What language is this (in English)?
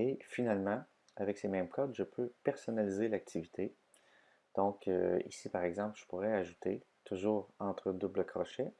French